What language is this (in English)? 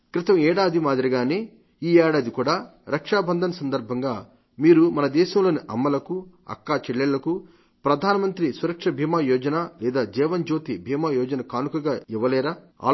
Telugu